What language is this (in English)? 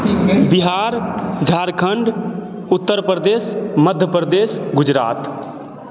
Maithili